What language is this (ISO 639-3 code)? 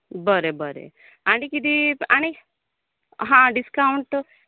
kok